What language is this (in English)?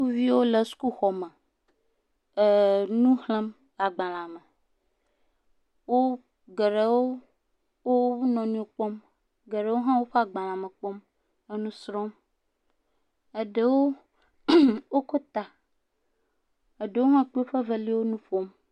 Ewe